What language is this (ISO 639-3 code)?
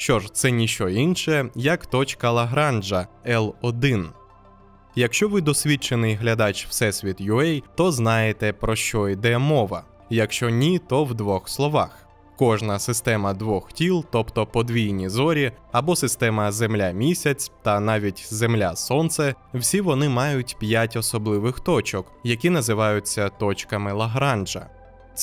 ukr